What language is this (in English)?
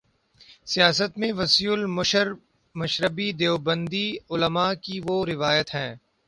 Urdu